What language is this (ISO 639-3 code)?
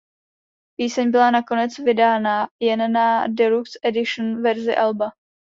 ces